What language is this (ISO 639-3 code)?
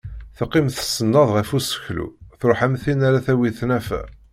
kab